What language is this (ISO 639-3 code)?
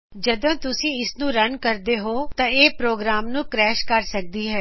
pan